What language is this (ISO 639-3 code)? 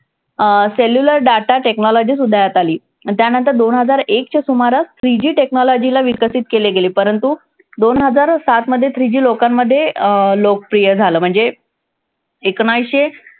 mar